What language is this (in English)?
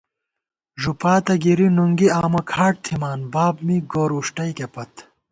Gawar-Bati